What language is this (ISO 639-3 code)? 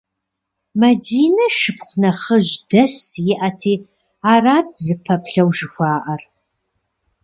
kbd